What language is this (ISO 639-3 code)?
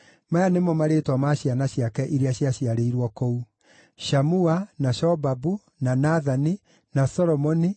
kik